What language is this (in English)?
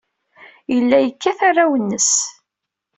Kabyle